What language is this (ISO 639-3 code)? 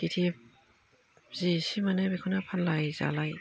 brx